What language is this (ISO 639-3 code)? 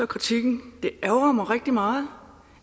dan